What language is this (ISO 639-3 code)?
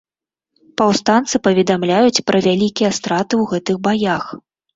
bel